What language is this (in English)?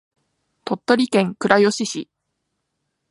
Japanese